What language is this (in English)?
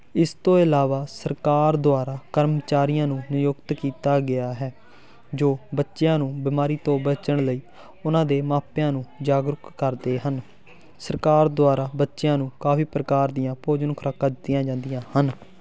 Punjabi